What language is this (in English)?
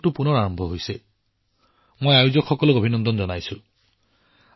Assamese